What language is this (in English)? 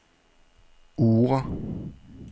Danish